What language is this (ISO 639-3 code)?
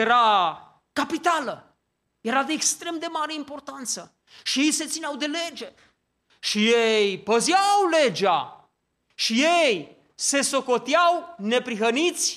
ron